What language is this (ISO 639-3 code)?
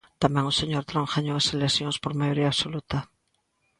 glg